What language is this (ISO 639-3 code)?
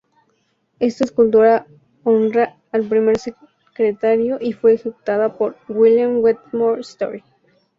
spa